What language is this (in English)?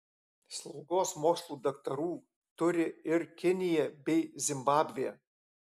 Lithuanian